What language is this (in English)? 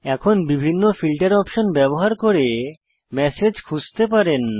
Bangla